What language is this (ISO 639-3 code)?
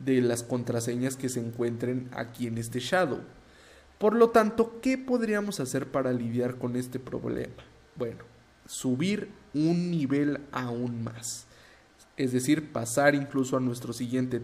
spa